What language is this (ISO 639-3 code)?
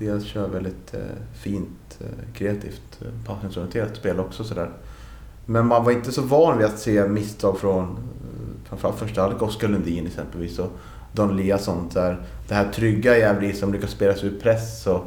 swe